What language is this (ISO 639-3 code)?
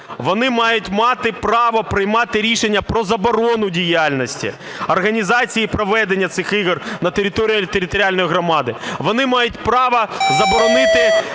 ukr